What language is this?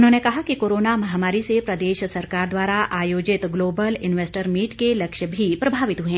Hindi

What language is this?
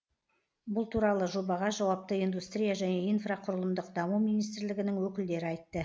Kazakh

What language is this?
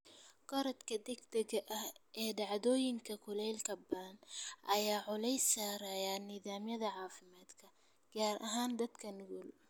Somali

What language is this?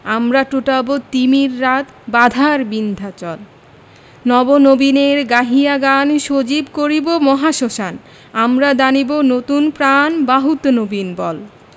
Bangla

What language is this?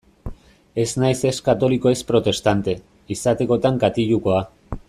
Basque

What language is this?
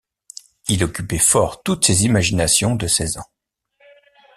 French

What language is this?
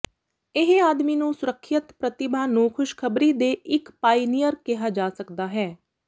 Punjabi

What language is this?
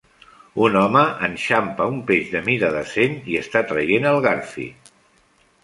Catalan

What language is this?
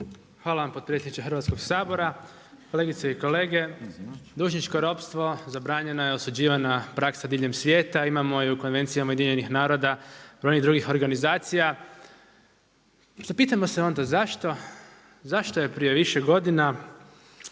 Croatian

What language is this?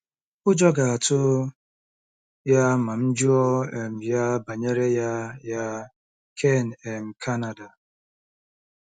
Igbo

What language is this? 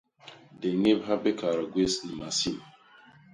Basaa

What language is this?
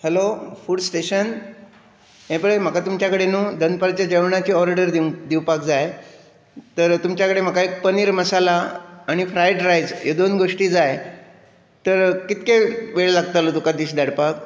Konkani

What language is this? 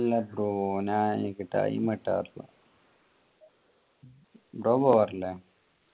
Malayalam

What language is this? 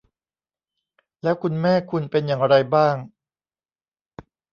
Thai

